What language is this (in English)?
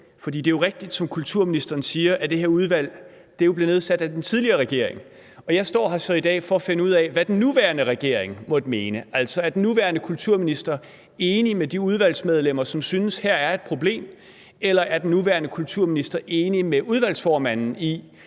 Danish